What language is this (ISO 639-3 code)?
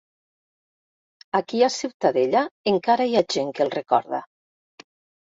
cat